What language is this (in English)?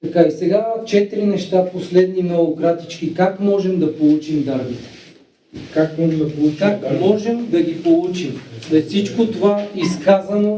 Bulgarian